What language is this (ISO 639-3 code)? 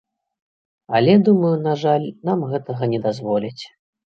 bel